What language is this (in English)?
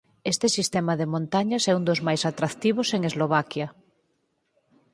Galician